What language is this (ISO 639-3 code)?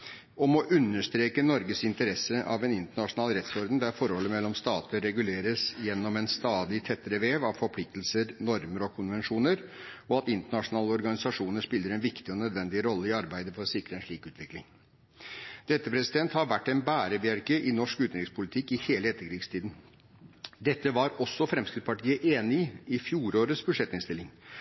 nob